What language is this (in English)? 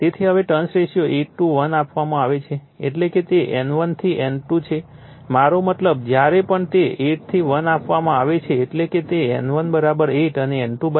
Gujarati